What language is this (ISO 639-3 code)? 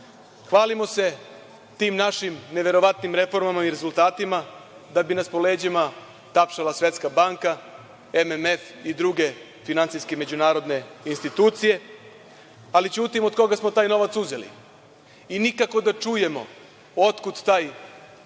srp